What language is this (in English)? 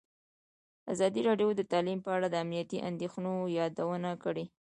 Pashto